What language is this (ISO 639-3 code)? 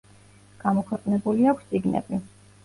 kat